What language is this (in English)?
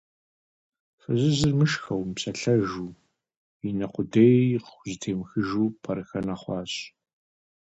Kabardian